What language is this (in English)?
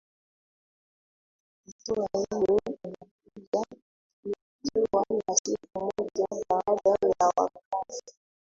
Swahili